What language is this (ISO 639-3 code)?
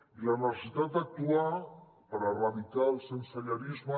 cat